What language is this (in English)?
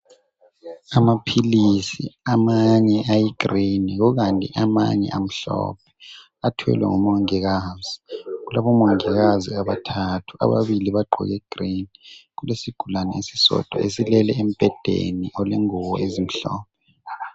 North Ndebele